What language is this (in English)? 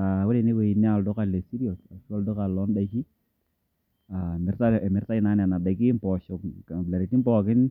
Masai